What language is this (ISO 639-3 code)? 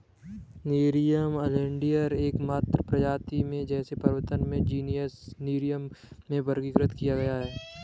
hin